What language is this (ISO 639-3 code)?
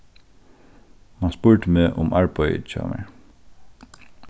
fao